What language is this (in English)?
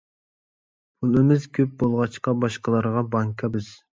Uyghur